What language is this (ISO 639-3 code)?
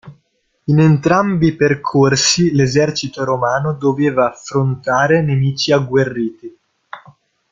ita